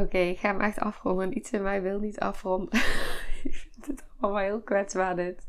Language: Dutch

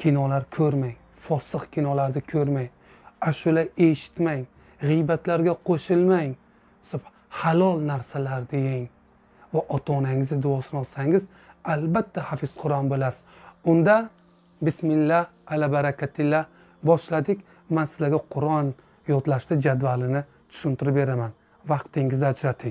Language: Dutch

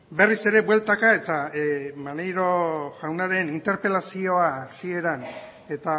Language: Basque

